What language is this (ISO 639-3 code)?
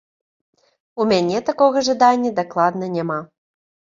bel